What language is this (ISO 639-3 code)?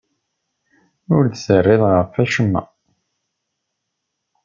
kab